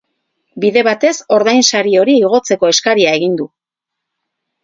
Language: Basque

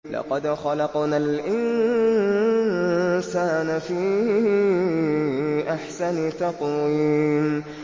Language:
Arabic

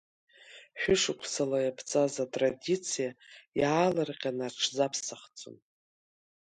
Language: Abkhazian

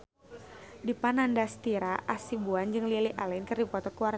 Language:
Sundanese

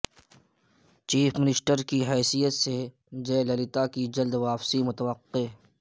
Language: Urdu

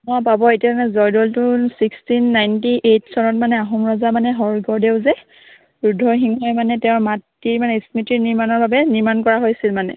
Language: Assamese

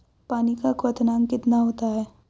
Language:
Hindi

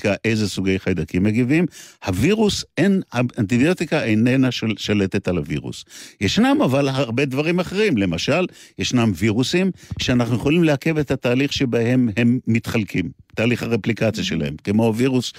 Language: Hebrew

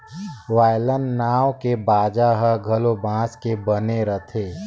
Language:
Chhattisgarhi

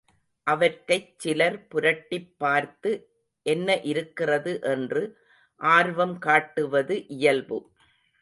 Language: Tamil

